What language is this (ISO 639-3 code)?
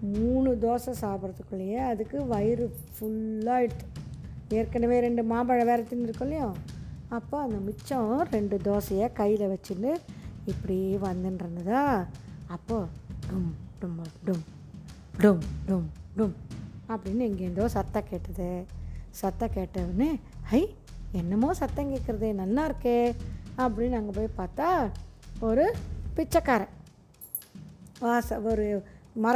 tam